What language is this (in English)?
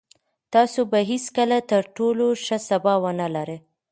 Pashto